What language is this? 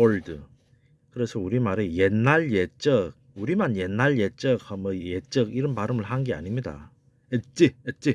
Korean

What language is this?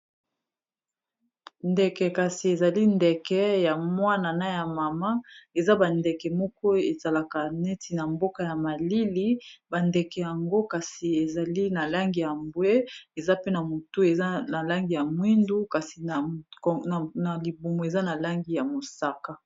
Lingala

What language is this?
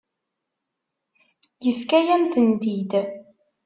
Kabyle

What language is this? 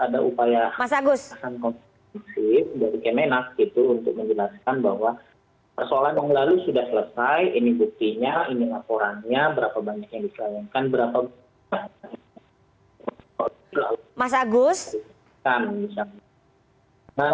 Indonesian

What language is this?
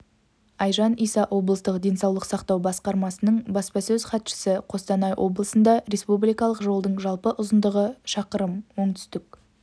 Kazakh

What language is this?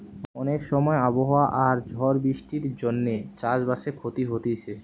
Bangla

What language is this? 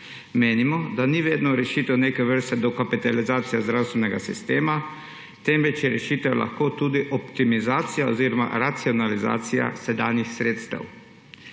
Slovenian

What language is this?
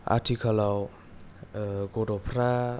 Bodo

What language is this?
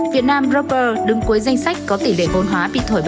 Vietnamese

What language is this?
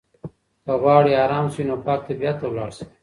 Pashto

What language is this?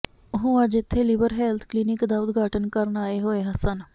Punjabi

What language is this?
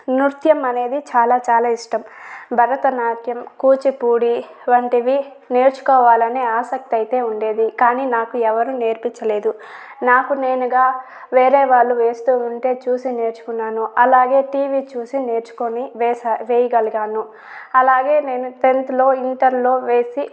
Telugu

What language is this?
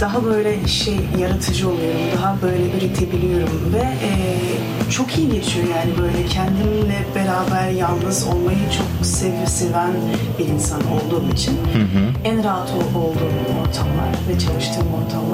Turkish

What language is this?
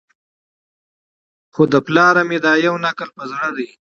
Pashto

